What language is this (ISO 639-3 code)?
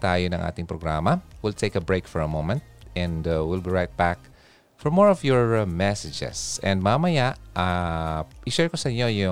fil